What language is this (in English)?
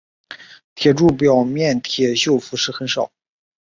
Chinese